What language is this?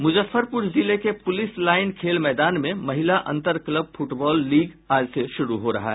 Hindi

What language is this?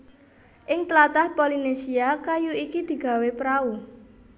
Javanese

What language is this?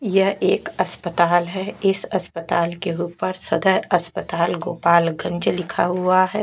Hindi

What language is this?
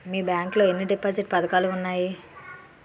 Telugu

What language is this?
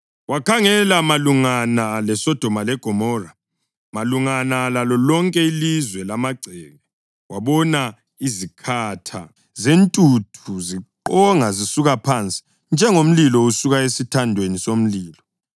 North Ndebele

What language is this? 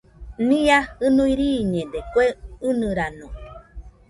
Nüpode Huitoto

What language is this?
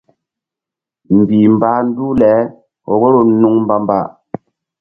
Mbum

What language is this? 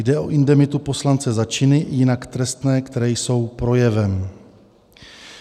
Czech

